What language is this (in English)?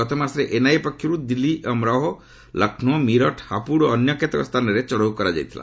Odia